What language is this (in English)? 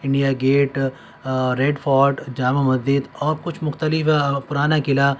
Urdu